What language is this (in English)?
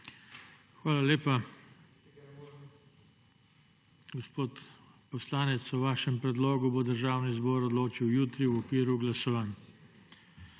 Slovenian